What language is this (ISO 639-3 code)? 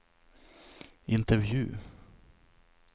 swe